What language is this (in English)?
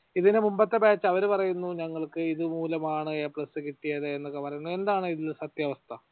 Malayalam